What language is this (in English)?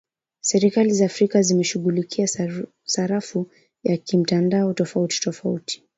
Swahili